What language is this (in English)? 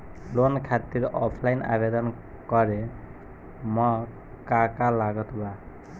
Bhojpuri